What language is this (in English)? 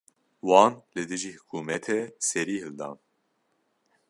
Kurdish